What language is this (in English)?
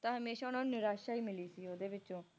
Punjabi